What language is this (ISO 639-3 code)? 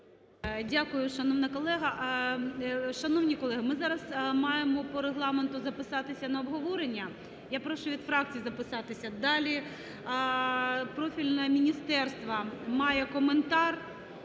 ukr